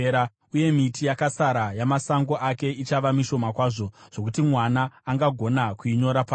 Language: Shona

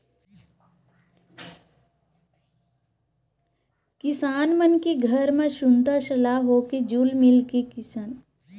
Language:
Chhattisgarhi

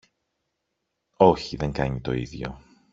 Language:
Greek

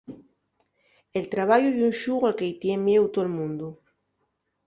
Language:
Asturian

